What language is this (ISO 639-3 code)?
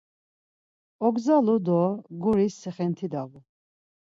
lzz